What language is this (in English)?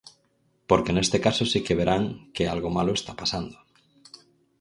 Galician